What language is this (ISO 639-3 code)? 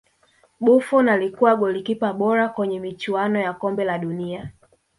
swa